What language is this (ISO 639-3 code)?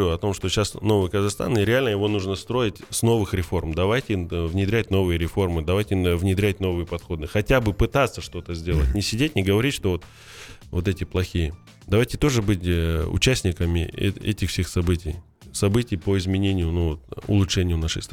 rus